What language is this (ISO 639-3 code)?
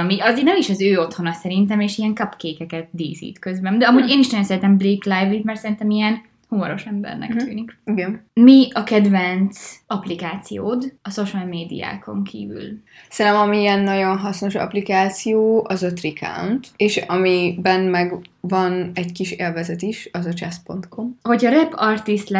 hun